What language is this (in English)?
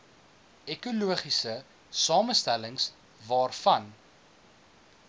Afrikaans